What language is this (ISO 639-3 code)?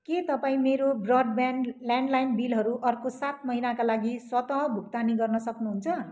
nep